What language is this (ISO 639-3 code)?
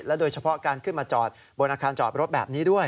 tha